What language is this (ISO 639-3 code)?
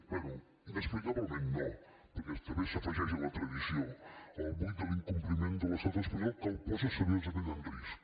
cat